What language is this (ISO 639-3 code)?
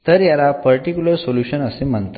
mar